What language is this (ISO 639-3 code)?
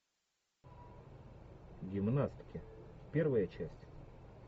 rus